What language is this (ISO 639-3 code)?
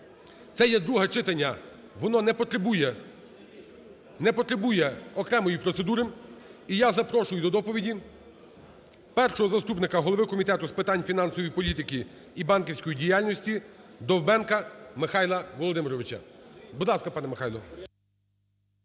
ukr